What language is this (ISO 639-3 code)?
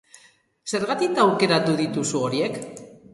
eus